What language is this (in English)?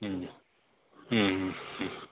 Kannada